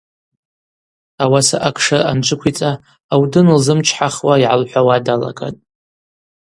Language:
Abaza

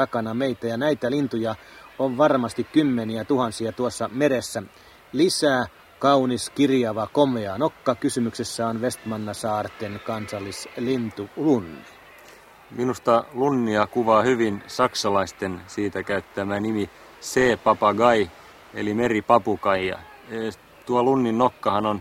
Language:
Finnish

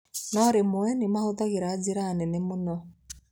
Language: Kikuyu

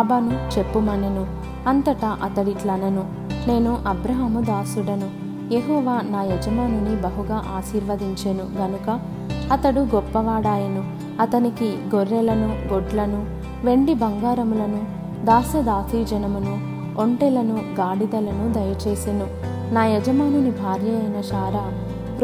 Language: Telugu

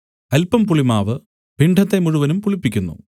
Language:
Malayalam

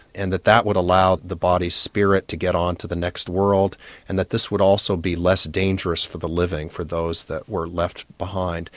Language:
English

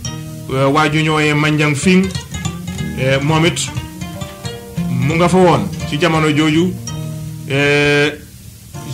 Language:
French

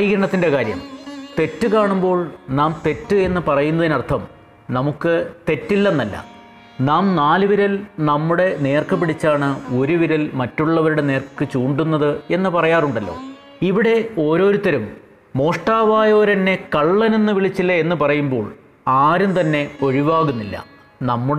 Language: Malayalam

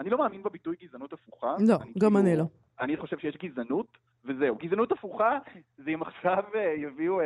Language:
Hebrew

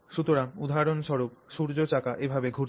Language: Bangla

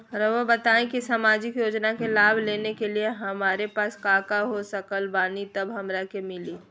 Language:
Magahi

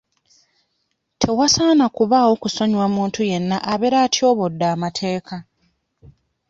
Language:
Ganda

